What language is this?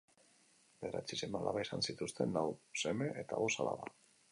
Basque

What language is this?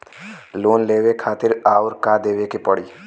Bhojpuri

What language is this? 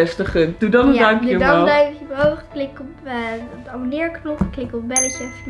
Dutch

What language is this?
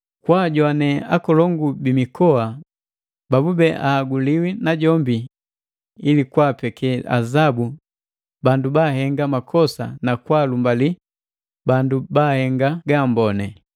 Matengo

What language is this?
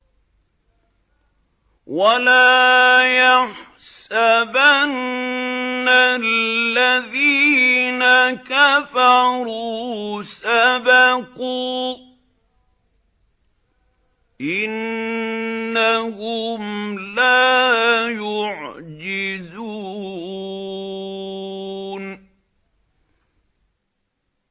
Arabic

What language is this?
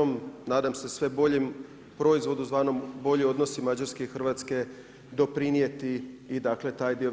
Croatian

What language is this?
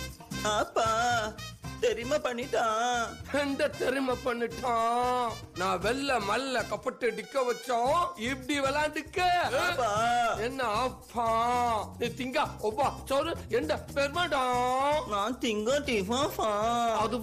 Thai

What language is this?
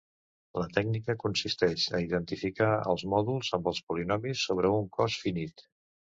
Catalan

